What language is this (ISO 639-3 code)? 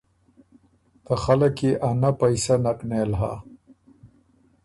oru